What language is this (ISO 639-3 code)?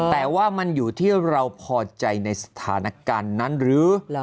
tha